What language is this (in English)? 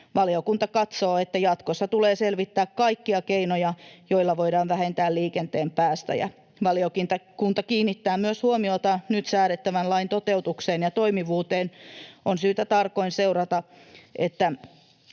Finnish